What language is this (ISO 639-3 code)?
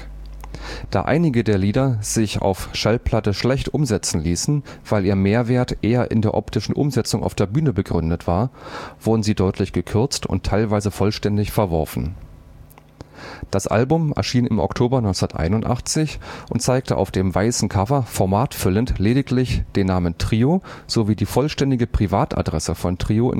deu